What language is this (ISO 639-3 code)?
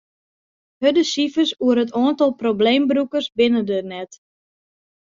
fry